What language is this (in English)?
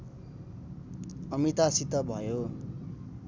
Nepali